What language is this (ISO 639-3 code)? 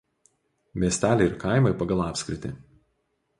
lit